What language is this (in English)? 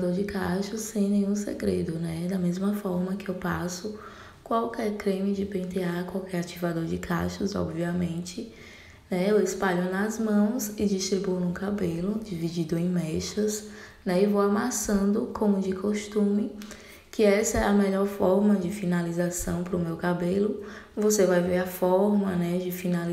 Portuguese